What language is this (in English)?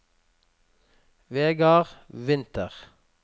Norwegian